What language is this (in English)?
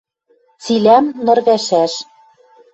Western Mari